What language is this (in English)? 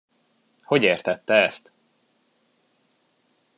Hungarian